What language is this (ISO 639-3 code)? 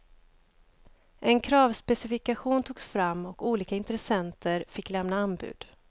swe